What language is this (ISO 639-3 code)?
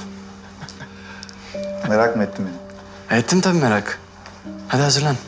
tur